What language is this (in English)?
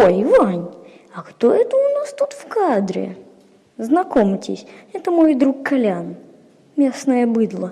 Russian